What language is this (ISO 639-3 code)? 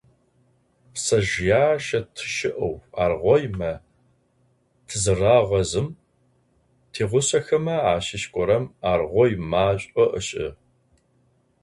ady